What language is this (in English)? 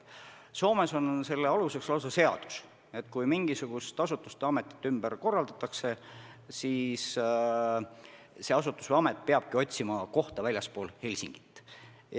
Estonian